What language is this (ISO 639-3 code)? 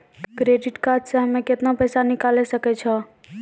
mai